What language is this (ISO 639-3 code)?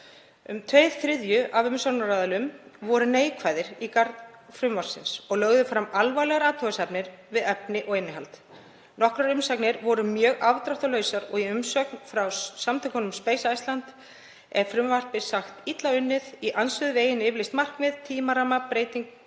isl